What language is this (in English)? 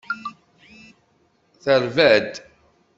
Kabyle